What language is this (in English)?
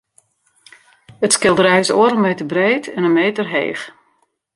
Western Frisian